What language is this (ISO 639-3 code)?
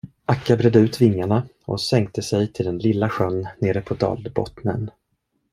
swe